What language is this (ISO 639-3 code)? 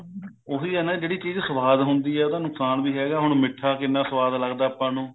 pan